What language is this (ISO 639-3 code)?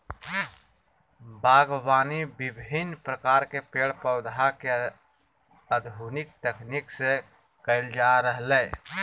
mag